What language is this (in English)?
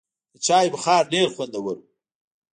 Pashto